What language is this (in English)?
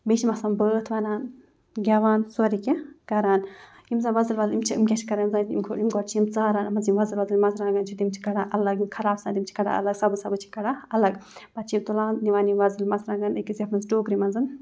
Kashmiri